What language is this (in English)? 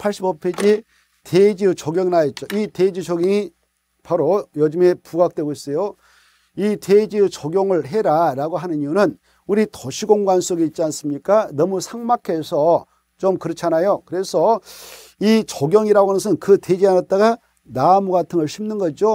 Korean